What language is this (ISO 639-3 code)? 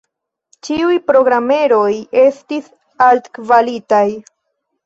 epo